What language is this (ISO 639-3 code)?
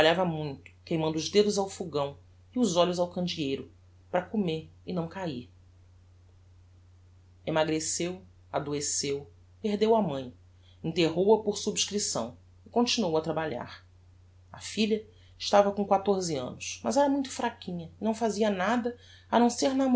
por